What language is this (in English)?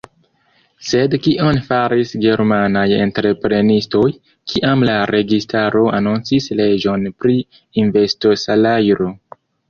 Esperanto